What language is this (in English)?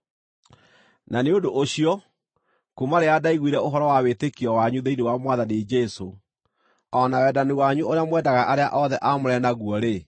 Kikuyu